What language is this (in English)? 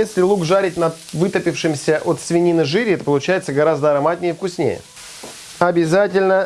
Russian